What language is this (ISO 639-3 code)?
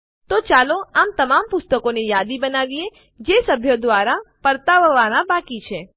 guj